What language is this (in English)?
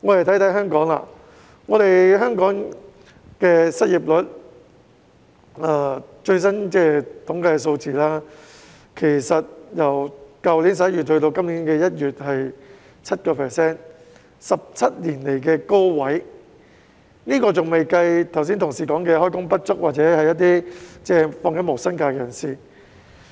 Cantonese